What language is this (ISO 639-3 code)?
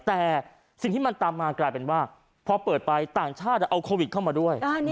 tha